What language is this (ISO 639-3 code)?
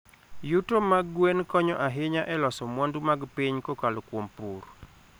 luo